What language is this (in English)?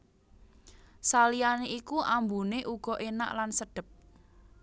Javanese